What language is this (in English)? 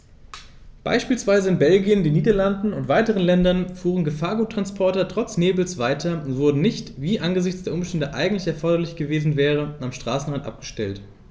German